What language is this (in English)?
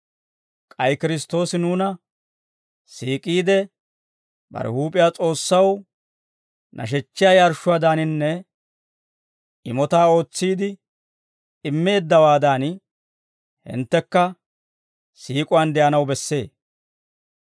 Dawro